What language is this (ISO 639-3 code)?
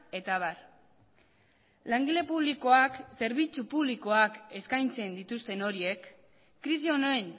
eus